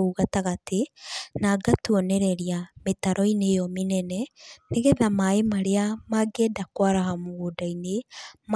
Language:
Kikuyu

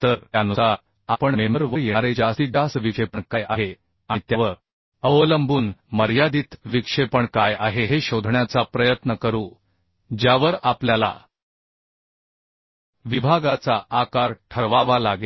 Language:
Marathi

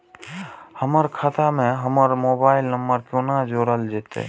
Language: Maithili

